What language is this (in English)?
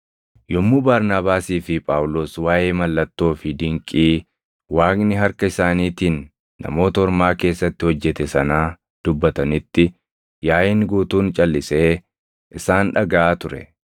Oromo